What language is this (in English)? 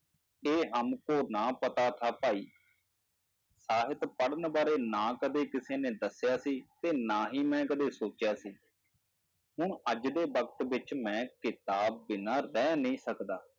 Punjabi